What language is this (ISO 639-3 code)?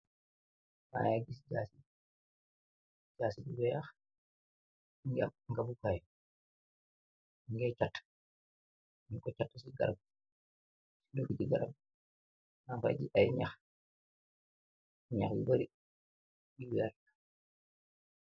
wol